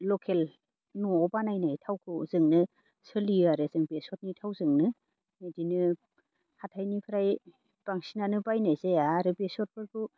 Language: Bodo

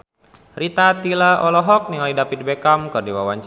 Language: Sundanese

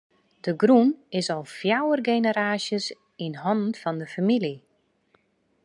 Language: Western Frisian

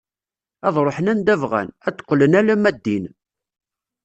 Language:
Kabyle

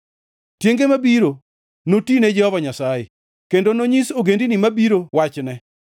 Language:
Luo (Kenya and Tanzania)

